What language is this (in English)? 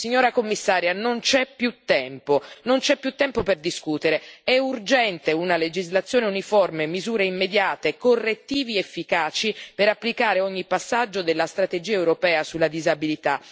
Italian